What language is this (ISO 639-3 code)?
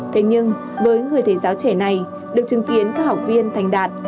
vie